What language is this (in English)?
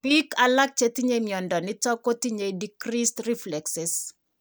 Kalenjin